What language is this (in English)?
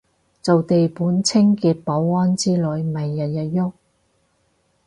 Cantonese